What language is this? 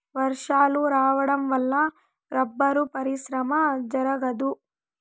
Telugu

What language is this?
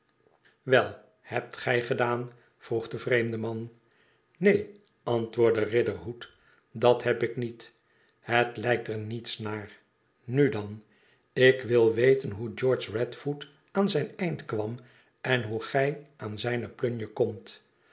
Dutch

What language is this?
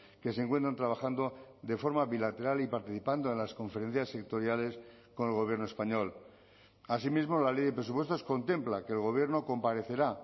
Spanish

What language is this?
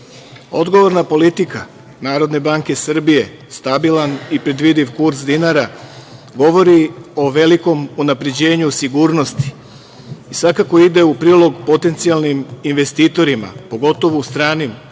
Serbian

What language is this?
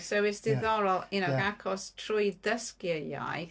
Welsh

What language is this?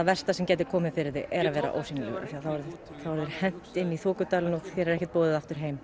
Icelandic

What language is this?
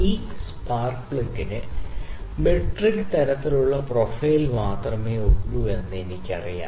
Malayalam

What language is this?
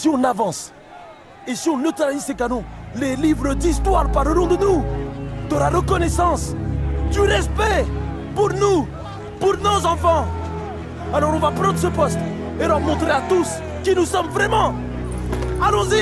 French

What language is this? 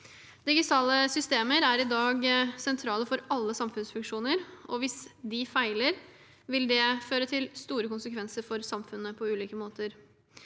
Norwegian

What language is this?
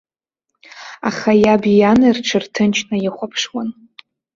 Abkhazian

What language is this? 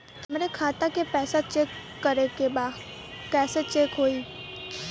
Bhojpuri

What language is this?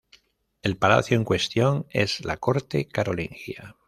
Spanish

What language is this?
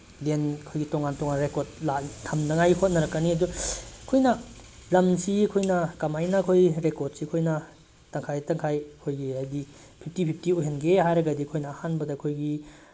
Manipuri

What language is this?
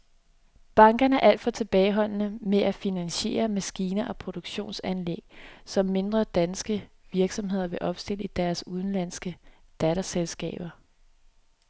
Danish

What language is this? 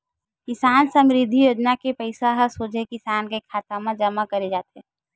Chhattisgarhi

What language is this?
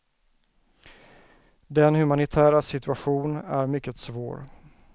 Swedish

